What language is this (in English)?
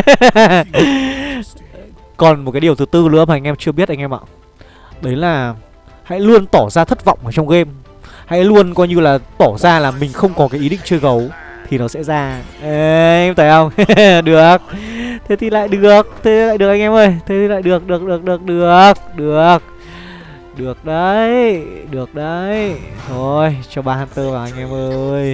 Vietnamese